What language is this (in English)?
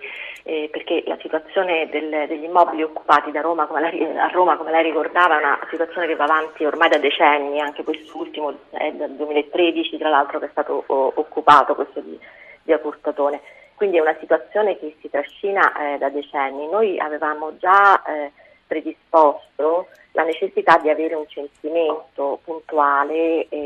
Italian